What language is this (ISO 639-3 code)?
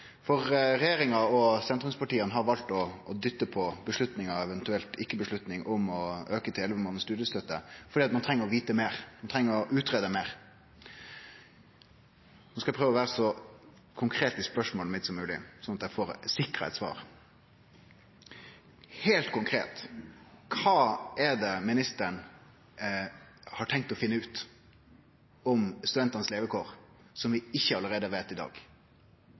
nno